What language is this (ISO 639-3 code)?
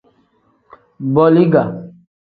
kdh